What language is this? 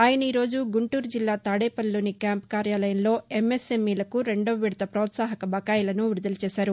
Telugu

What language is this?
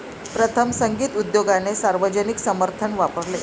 Marathi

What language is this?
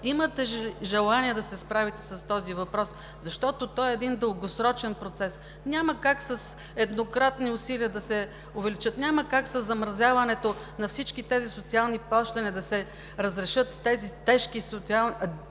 Bulgarian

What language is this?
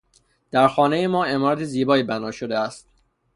Persian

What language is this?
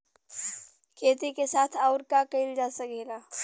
Bhojpuri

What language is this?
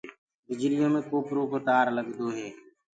Gurgula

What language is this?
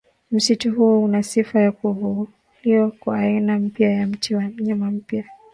Swahili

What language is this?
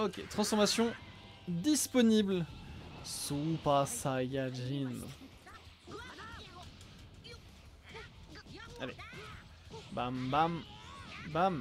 French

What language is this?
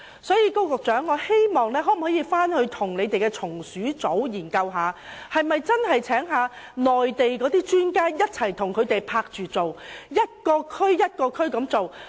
Cantonese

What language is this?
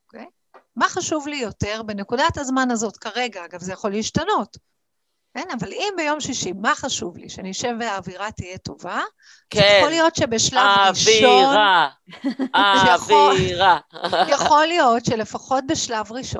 Hebrew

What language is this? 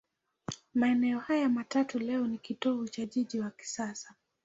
Swahili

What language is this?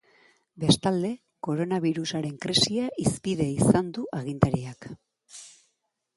Basque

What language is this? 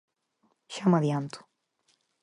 Galician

